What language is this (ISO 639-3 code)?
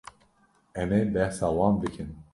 kur